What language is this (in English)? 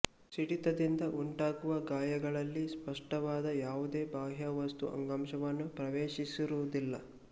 Kannada